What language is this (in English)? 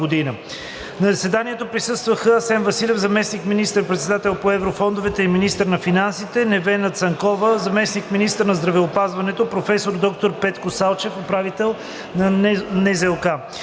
Bulgarian